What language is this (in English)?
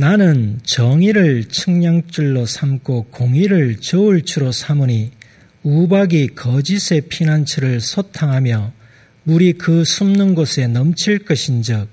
Korean